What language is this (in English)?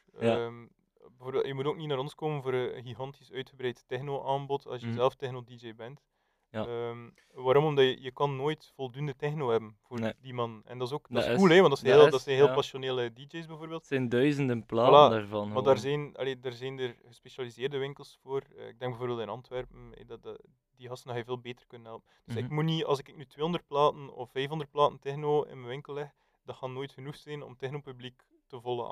Dutch